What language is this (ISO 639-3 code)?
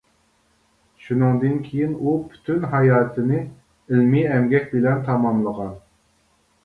uig